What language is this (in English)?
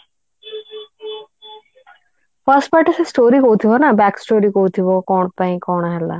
Odia